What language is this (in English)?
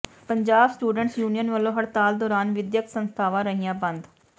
Punjabi